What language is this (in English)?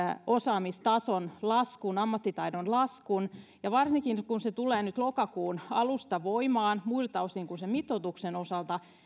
Finnish